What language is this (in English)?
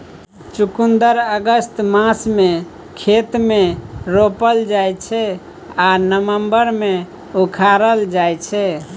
Maithili